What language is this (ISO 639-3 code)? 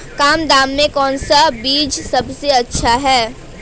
hin